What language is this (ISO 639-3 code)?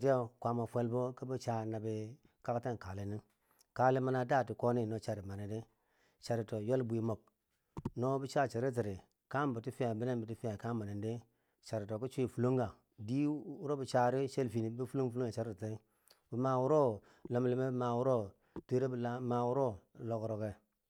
bsj